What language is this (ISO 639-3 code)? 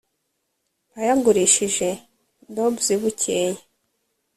kin